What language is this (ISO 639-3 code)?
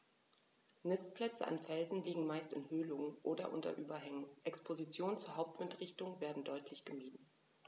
deu